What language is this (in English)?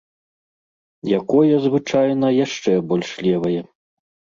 Belarusian